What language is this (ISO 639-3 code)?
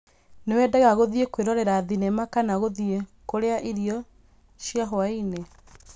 kik